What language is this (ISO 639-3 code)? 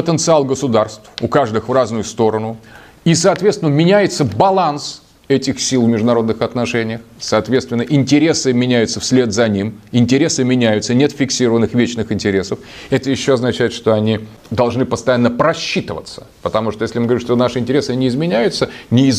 rus